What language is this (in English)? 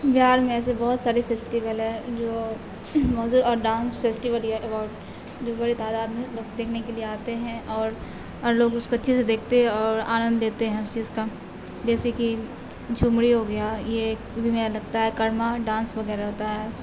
Urdu